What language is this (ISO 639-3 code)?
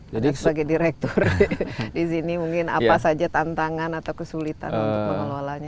ind